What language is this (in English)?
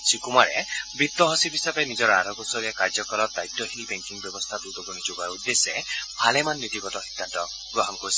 Assamese